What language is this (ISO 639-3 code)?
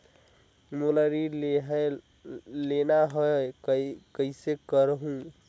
hne